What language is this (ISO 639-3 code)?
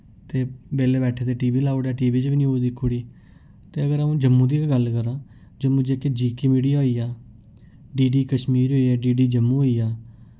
doi